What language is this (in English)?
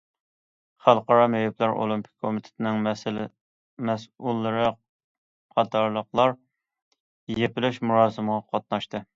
Uyghur